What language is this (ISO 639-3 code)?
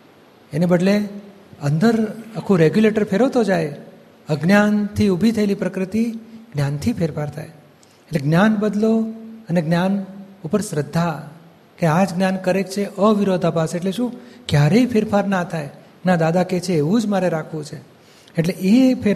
guj